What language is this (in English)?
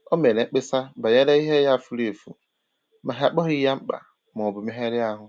Igbo